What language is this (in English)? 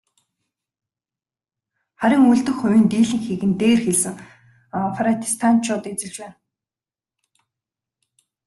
Mongolian